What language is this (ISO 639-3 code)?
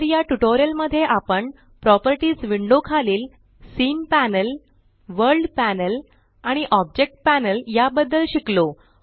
mar